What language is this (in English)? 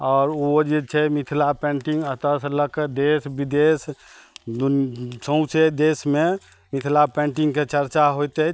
Maithili